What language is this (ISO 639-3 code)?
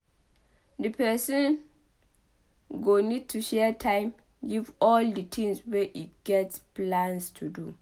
pcm